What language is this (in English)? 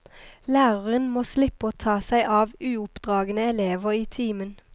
Norwegian